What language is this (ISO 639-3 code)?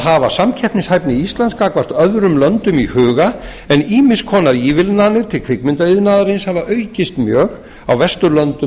isl